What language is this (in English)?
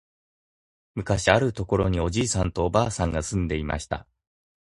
Japanese